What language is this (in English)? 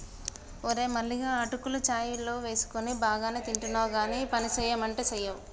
Telugu